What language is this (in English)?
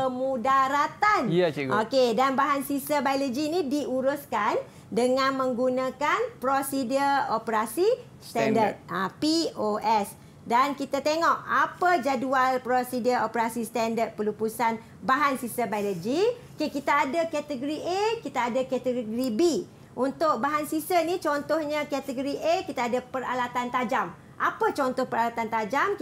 Malay